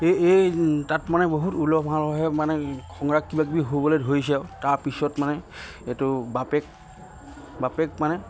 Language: Assamese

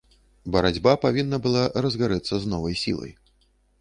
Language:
Belarusian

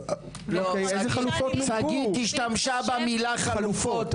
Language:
Hebrew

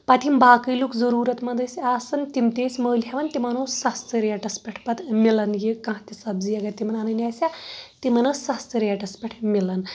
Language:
Kashmiri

